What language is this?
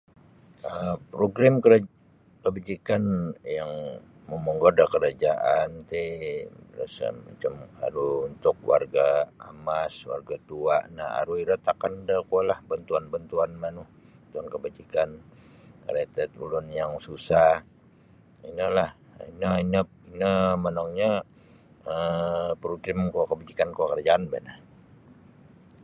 Sabah Bisaya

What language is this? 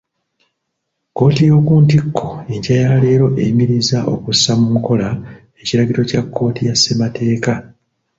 Ganda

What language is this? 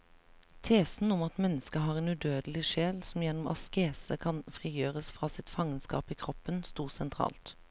Norwegian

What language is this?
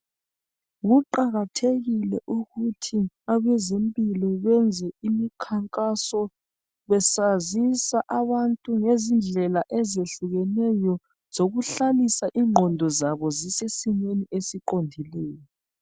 North Ndebele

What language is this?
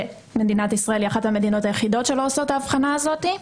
Hebrew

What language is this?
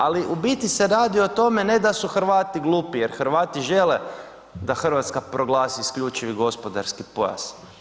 Croatian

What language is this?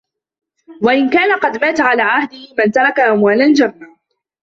Arabic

